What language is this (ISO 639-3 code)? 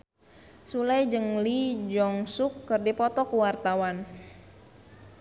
sun